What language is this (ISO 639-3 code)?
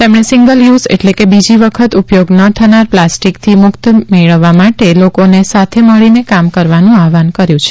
guj